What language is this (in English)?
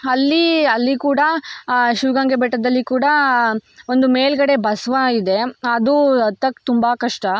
Kannada